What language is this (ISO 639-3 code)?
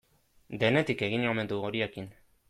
eus